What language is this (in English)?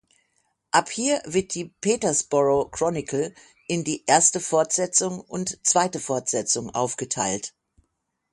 German